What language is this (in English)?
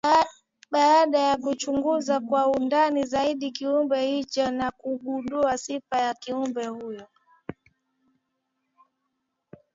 Swahili